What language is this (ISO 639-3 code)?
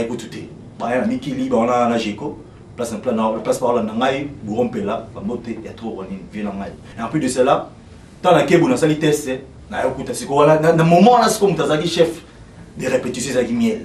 fra